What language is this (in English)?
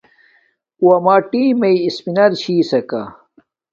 Domaaki